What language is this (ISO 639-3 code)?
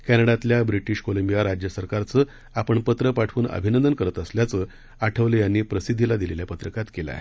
mar